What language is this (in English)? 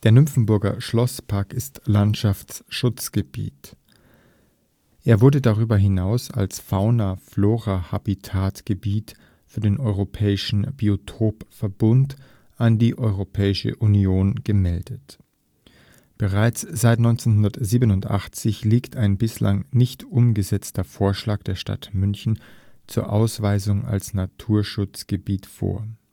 German